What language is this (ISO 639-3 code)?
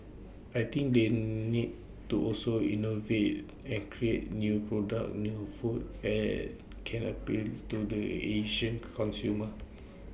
eng